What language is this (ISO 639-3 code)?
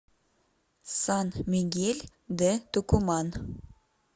rus